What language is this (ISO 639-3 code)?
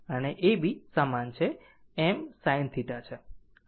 guj